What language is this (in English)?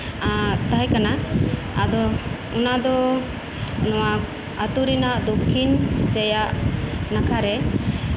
Santali